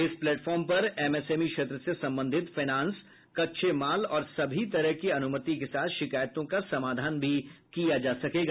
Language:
Hindi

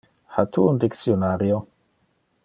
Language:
Interlingua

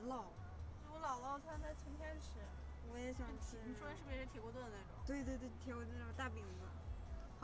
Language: Chinese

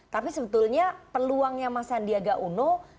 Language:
Indonesian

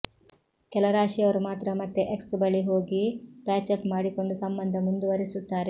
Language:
Kannada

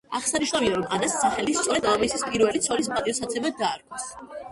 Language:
Georgian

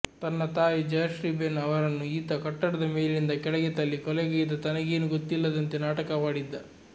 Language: Kannada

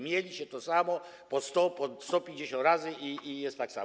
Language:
Polish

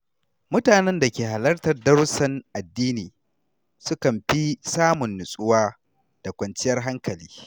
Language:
Hausa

